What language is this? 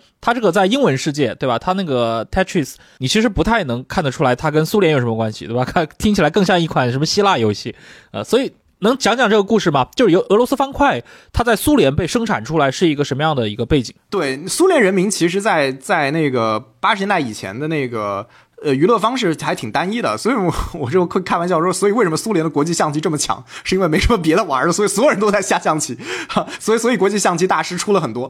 Chinese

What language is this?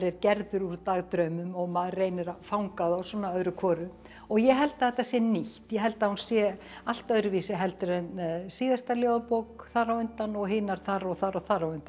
Icelandic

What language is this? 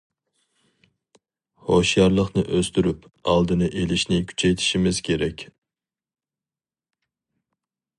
Uyghur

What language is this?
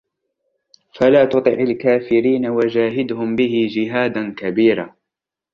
Arabic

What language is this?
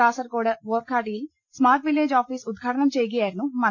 Malayalam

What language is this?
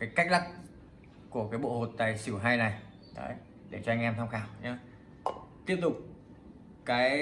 Vietnamese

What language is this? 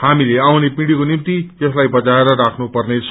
Nepali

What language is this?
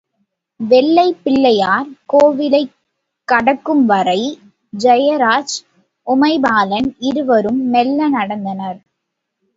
Tamil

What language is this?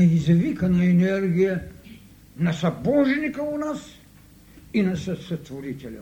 Bulgarian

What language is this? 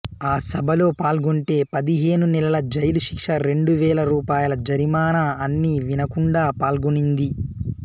Telugu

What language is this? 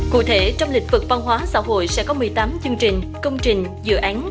Vietnamese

